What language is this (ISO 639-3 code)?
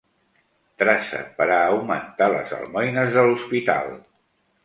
cat